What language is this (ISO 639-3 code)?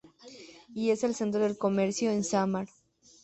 spa